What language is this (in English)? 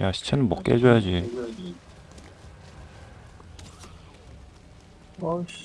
Korean